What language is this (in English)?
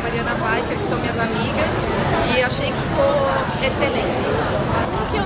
Portuguese